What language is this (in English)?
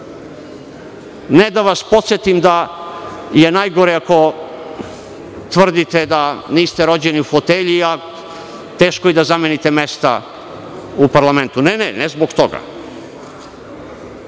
Serbian